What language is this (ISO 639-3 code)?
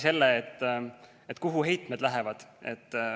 est